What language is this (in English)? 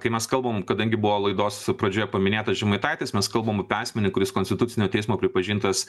Lithuanian